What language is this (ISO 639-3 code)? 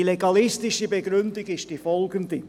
gsw